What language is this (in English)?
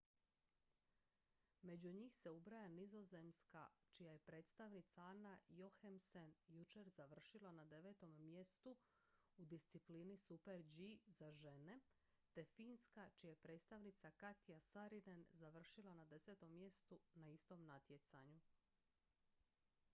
Croatian